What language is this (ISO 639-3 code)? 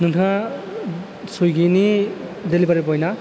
brx